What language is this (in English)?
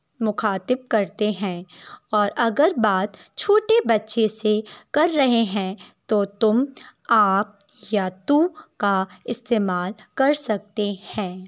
Urdu